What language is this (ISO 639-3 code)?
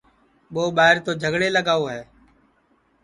ssi